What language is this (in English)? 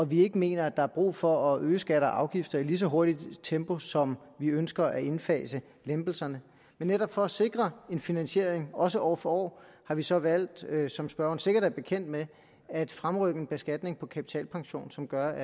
Danish